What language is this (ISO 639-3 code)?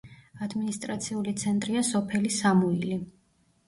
kat